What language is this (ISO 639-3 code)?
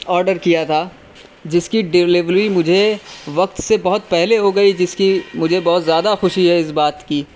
urd